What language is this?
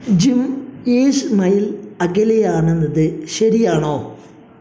Malayalam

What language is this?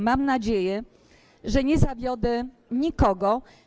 Polish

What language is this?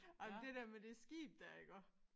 Danish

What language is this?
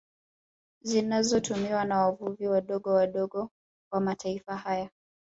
Swahili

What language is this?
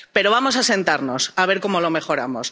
Spanish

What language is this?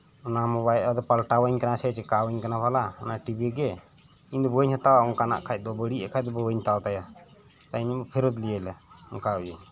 Santali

